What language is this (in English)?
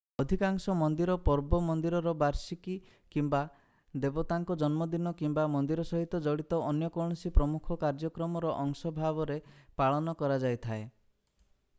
Odia